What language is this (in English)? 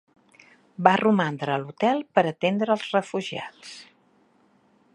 Catalan